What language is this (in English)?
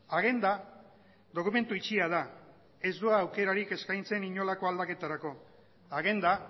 Basque